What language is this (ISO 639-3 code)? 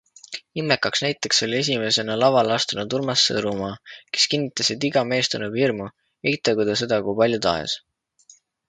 est